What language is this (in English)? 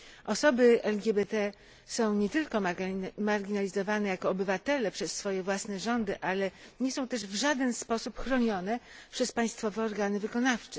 Polish